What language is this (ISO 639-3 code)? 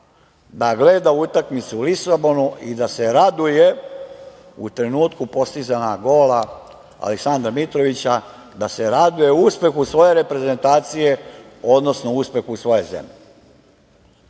srp